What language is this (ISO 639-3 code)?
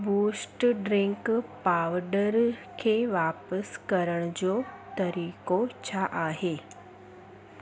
snd